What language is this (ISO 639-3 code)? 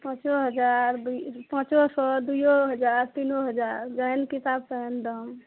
mai